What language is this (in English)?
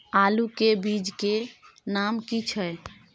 Maithili